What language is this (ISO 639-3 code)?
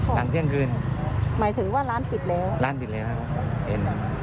tha